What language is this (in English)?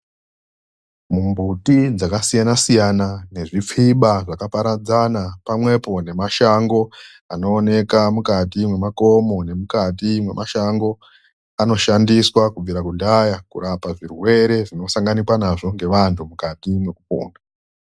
Ndau